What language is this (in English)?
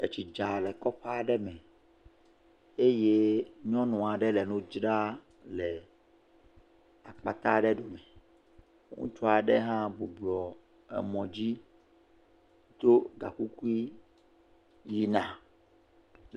Ewe